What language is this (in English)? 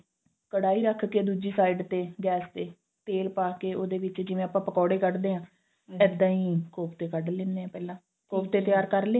Punjabi